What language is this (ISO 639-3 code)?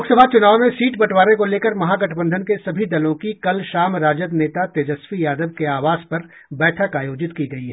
hin